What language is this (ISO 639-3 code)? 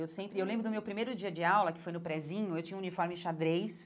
por